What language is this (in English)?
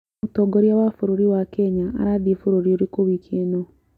Kikuyu